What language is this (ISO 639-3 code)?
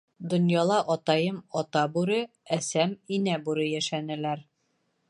bak